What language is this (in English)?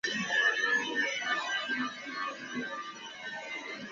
Chinese